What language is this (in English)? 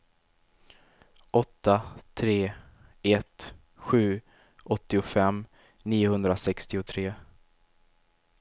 Swedish